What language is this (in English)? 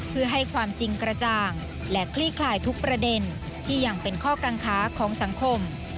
Thai